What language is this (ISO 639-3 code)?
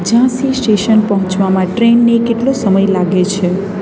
guj